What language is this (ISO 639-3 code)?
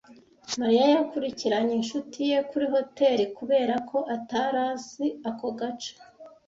kin